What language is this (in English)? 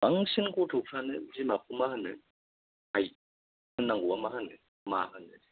Bodo